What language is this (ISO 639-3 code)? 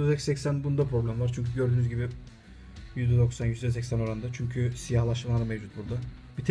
tur